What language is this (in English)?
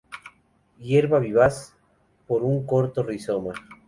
Spanish